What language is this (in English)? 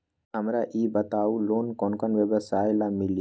Magahi